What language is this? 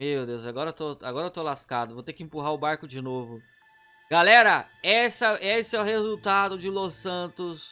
Portuguese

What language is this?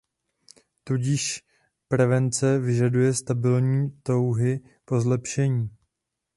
Czech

